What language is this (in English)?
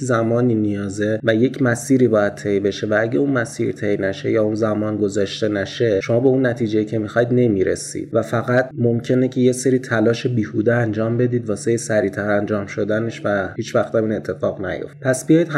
Persian